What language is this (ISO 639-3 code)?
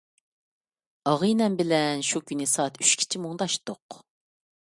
uig